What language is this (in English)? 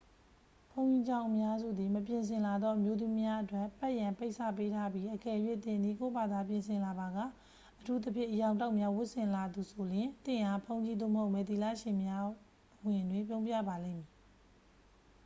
Burmese